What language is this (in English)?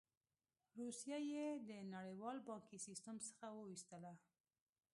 Pashto